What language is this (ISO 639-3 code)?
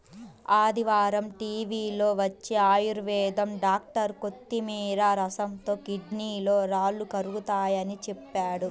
tel